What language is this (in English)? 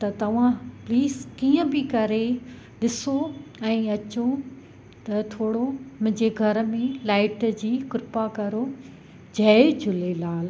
Sindhi